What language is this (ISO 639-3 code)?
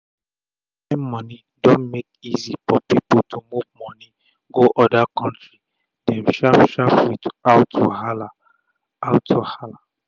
pcm